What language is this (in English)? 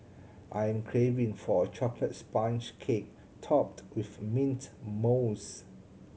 English